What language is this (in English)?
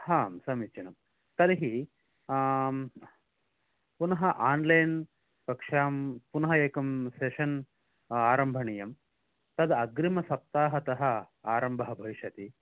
Sanskrit